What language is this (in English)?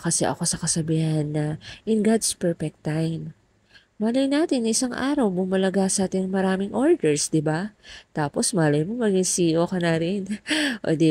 Filipino